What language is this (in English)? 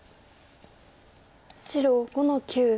Japanese